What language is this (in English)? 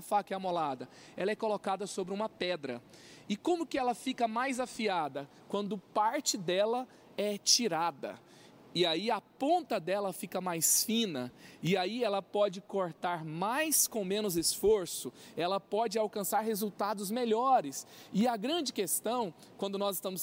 Portuguese